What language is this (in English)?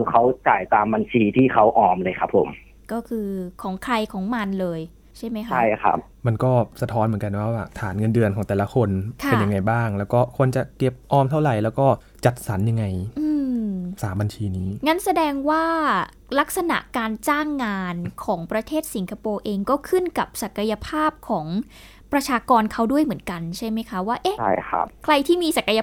Thai